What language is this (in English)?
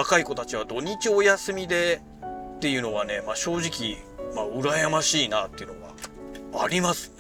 Japanese